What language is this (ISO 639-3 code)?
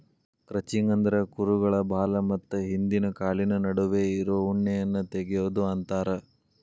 kan